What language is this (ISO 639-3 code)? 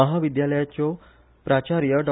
kok